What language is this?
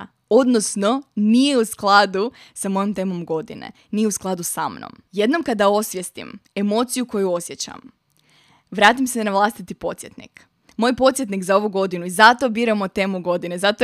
Croatian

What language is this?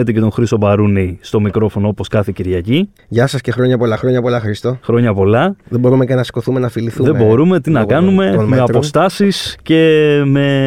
Greek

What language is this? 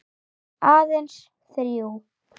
Icelandic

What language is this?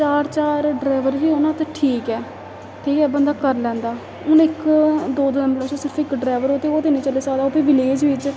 Dogri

